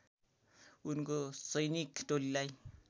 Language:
Nepali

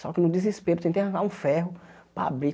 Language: Portuguese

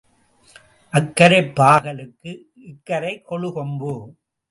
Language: Tamil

